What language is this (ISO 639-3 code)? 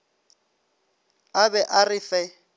nso